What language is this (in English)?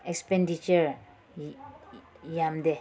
Manipuri